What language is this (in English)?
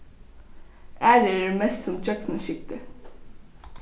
Faroese